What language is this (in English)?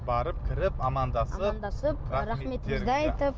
Kazakh